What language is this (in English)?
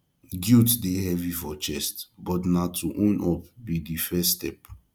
Nigerian Pidgin